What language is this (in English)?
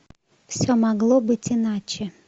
Russian